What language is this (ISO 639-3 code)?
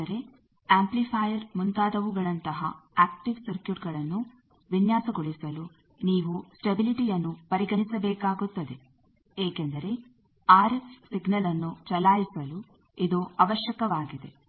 kan